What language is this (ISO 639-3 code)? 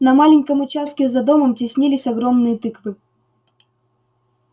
rus